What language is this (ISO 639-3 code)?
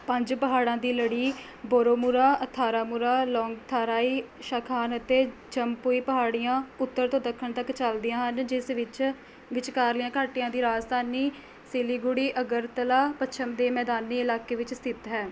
pan